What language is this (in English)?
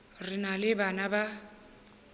Northern Sotho